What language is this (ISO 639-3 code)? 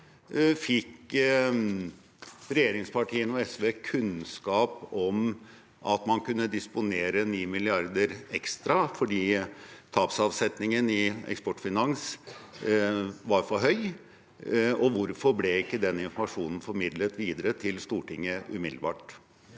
nor